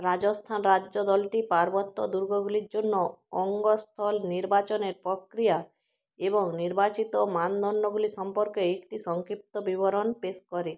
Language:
Bangla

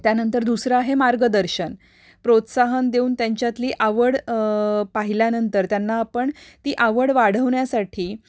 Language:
Marathi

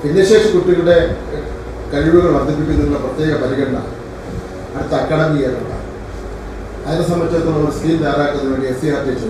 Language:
Malayalam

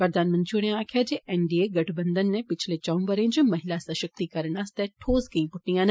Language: Dogri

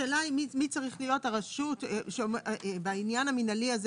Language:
Hebrew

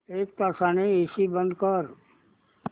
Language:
Marathi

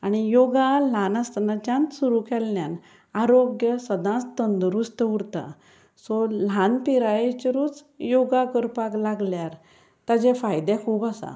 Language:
Konkani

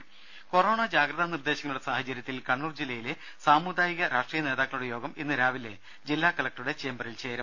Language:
Malayalam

